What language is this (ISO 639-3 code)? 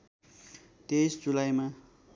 nep